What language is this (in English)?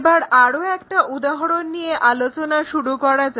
Bangla